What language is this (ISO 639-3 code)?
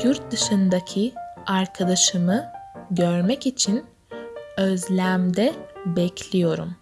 tur